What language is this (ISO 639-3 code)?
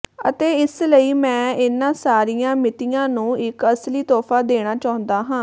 pan